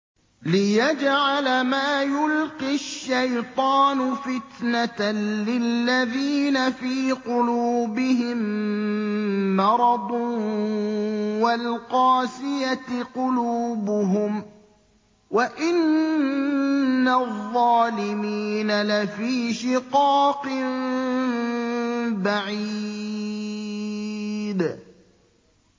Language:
Arabic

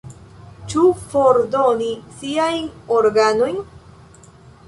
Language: Esperanto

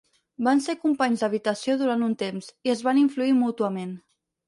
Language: Catalan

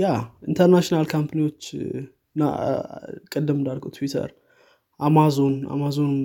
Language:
Amharic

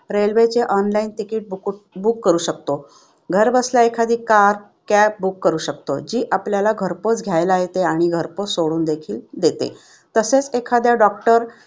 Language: Marathi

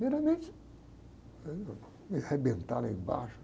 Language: Portuguese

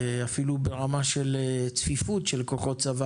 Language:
Hebrew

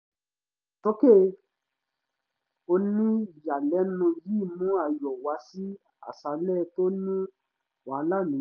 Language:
Yoruba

